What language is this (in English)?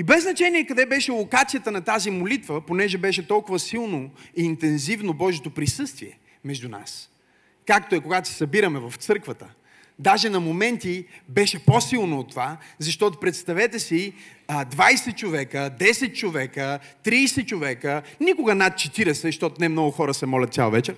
Bulgarian